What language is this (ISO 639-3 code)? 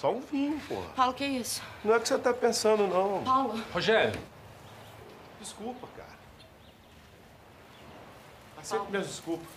por